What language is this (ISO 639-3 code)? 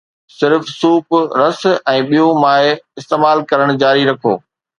snd